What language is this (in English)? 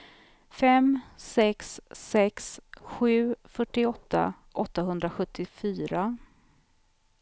Swedish